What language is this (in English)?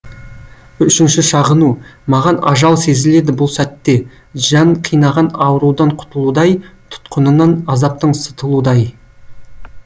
Kazakh